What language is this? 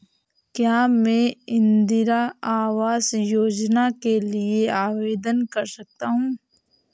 Hindi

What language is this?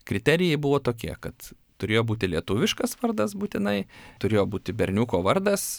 Lithuanian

